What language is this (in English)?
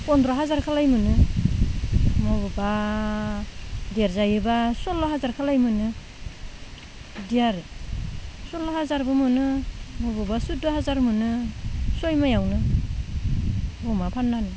Bodo